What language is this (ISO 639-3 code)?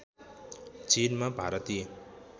nep